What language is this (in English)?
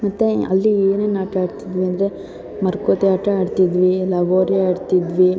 Kannada